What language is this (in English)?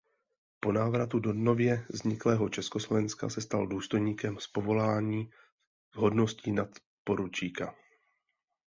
Czech